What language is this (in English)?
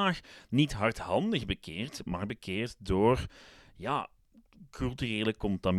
Dutch